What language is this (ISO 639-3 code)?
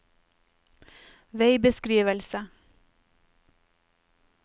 nor